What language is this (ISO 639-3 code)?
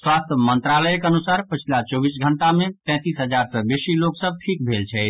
mai